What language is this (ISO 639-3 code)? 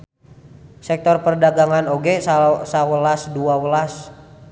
sun